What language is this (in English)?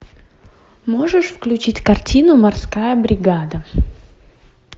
Russian